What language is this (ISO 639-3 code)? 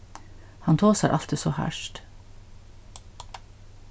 fao